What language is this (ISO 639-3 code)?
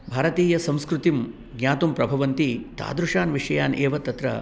san